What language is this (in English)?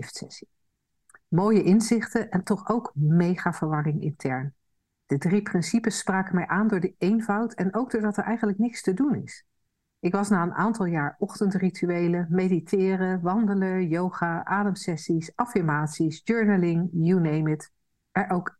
Dutch